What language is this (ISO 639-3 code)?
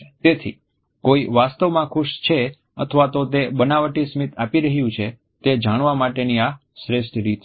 guj